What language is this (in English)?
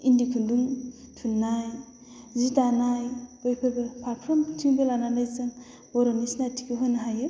Bodo